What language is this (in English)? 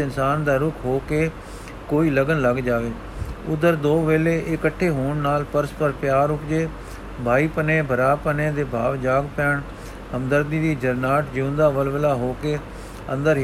Punjabi